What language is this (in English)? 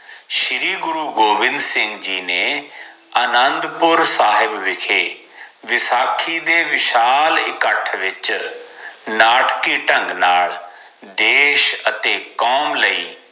Punjabi